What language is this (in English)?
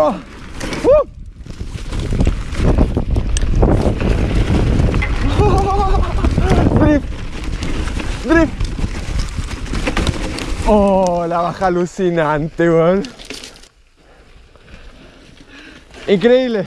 Spanish